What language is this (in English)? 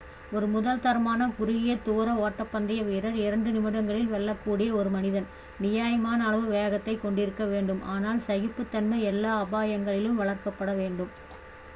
Tamil